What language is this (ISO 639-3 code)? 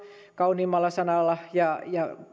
fin